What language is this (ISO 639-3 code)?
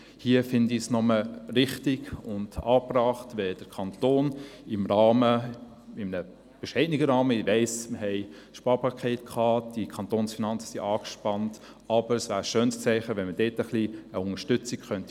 gsw